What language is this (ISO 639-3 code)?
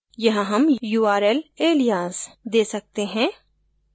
hin